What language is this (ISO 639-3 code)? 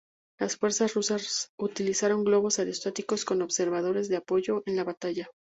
spa